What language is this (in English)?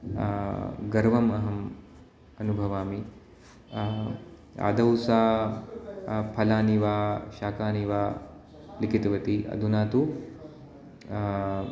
Sanskrit